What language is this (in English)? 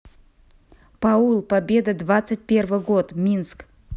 Russian